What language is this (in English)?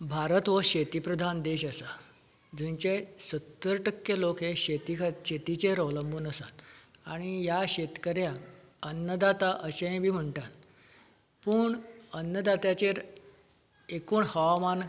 Konkani